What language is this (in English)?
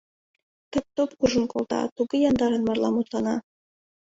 Mari